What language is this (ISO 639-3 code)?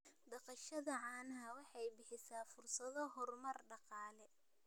som